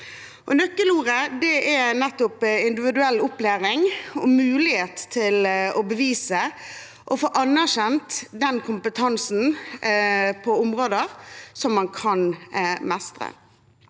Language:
Norwegian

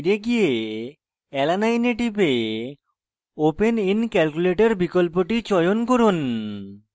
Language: Bangla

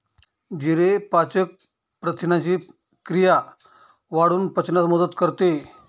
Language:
Marathi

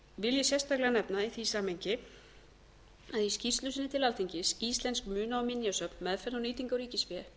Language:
Icelandic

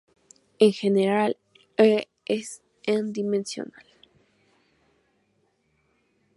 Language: Spanish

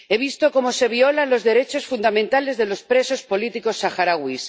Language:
Spanish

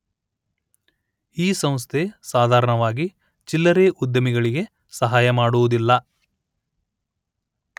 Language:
Kannada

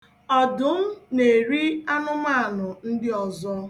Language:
Igbo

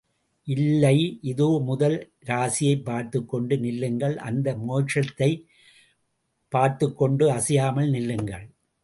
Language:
Tamil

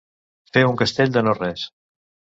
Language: Catalan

